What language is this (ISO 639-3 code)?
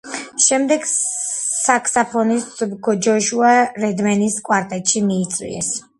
kat